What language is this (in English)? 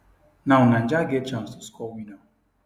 Nigerian Pidgin